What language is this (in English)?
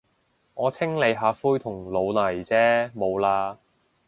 Cantonese